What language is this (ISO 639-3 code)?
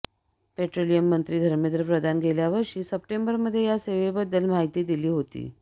mar